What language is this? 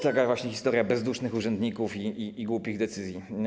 Polish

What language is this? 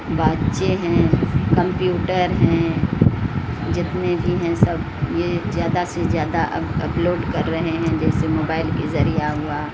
Urdu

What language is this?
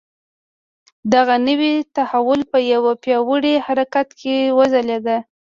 Pashto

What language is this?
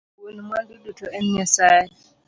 Luo (Kenya and Tanzania)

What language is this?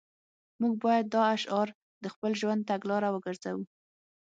Pashto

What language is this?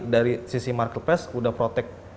Indonesian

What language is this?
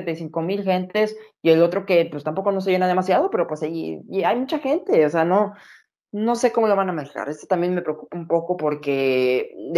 Spanish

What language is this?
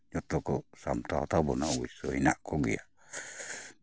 Santali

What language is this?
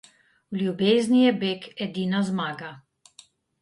Slovenian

